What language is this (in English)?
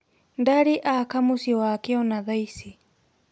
Kikuyu